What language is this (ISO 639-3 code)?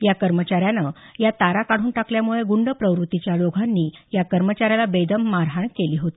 mar